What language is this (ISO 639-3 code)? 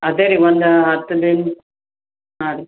kan